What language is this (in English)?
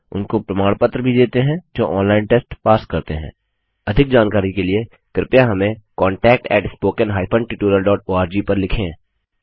Hindi